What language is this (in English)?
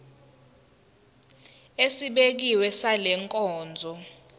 Zulu